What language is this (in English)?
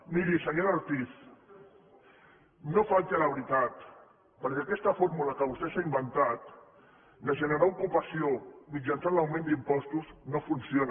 Catalan